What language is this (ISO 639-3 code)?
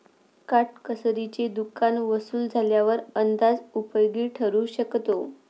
mar